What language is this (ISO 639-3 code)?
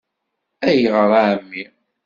kab